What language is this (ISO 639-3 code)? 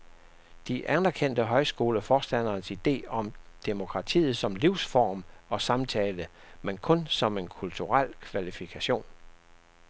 dan